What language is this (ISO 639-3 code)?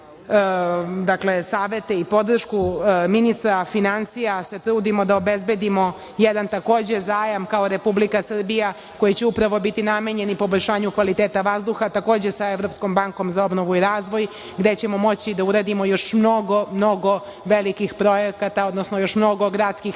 srp